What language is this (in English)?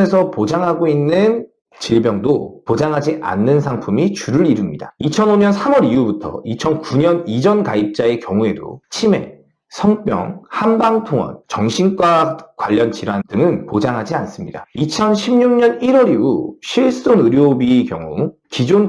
Korean